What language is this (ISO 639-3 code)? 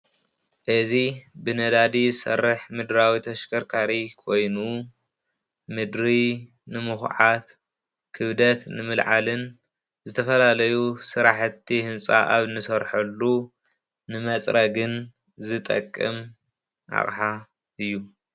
tir